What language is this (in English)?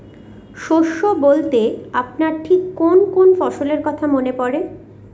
Bangla